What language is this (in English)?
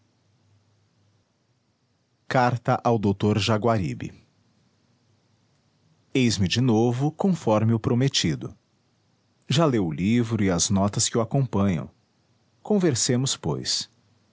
Portuguese